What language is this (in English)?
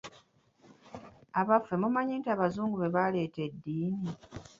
Ganda